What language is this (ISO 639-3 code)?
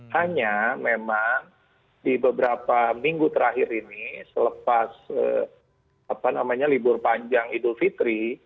ind